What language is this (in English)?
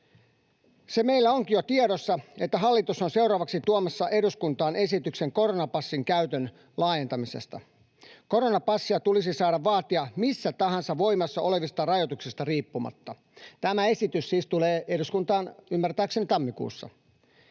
Finnish